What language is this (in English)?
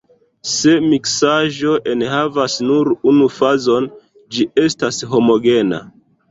Esperanto